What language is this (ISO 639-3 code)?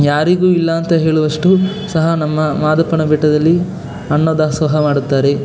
kan